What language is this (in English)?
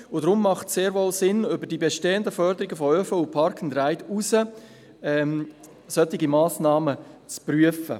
Swiss German